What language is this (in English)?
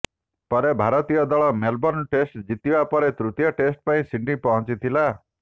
Odia